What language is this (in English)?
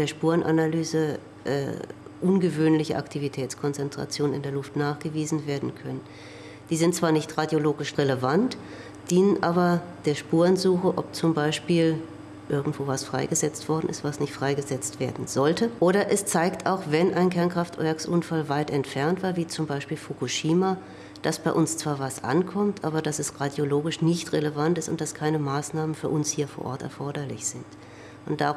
German